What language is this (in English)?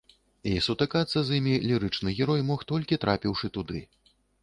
Belarusian